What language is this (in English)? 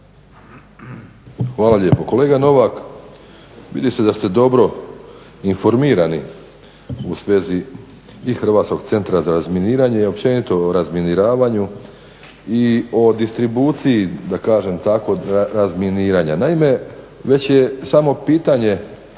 Croatian